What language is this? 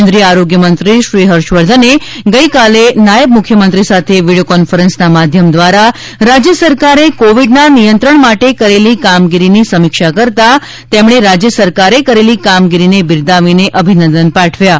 Gujarati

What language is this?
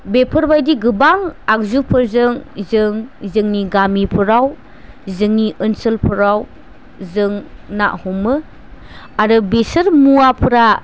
Bodo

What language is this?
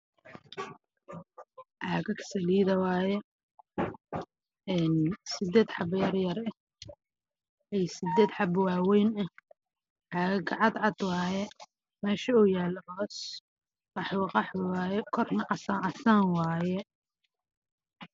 Somali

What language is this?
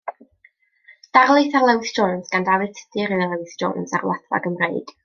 Welsh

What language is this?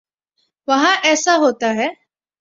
Urdu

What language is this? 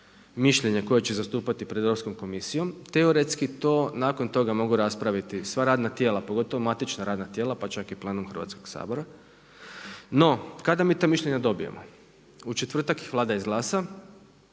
Croatian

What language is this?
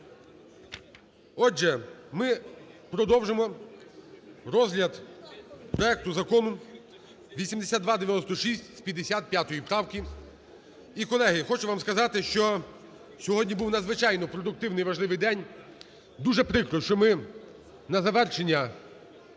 Ukrainian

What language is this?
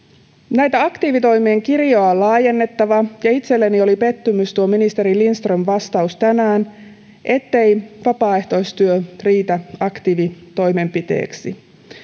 Finnish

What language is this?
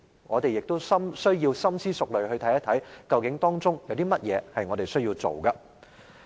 Cantonese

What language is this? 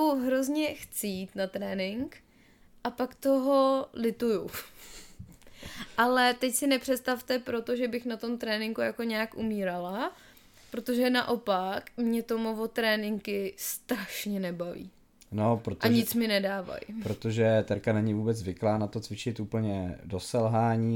Czech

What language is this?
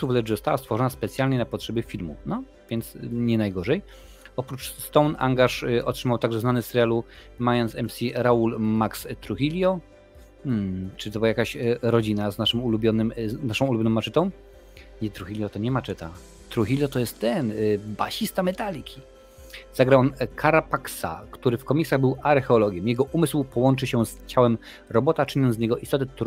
Polish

